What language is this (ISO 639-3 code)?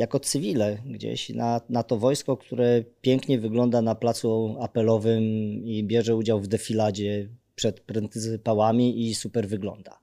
pol